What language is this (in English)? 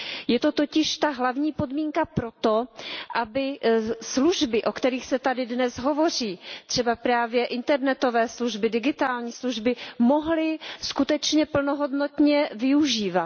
Czech